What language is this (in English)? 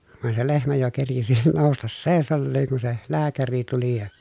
Finnish